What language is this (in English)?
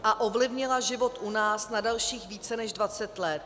Czech